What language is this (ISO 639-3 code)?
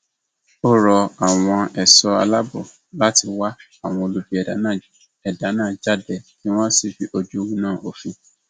yor